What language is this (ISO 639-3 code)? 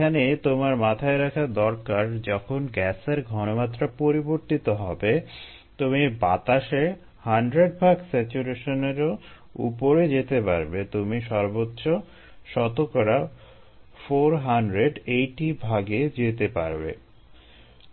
ben